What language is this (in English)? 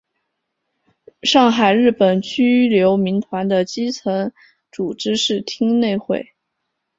Chinese